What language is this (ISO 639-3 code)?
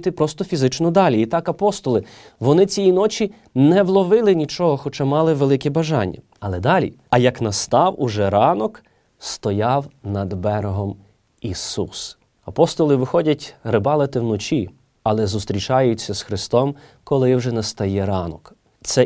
ukr